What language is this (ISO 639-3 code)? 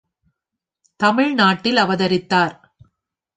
tam